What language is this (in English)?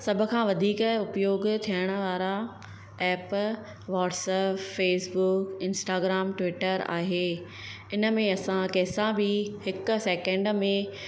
Sindhi